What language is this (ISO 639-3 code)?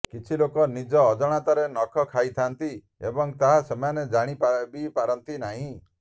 ori